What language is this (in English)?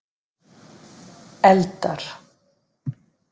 Icelandic